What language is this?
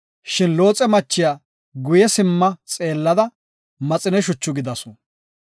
Gofa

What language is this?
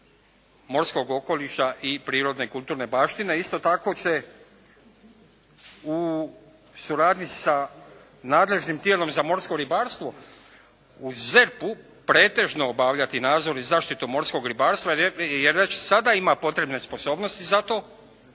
Croatian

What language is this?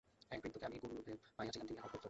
Bangla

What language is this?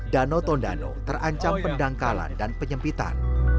Indonesian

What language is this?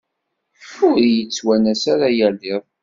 Kabyle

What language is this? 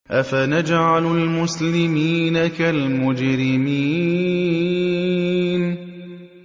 Arabic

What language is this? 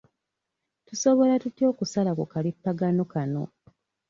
Ganda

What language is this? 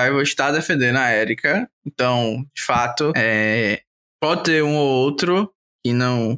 Portuguese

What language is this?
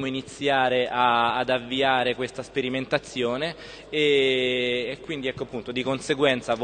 Italian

